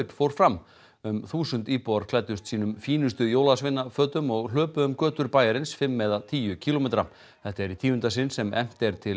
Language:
Icelandic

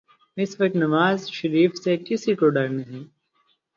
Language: Urdu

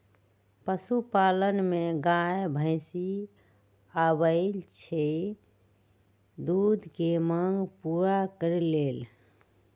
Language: Magahi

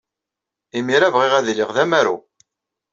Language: Kabyle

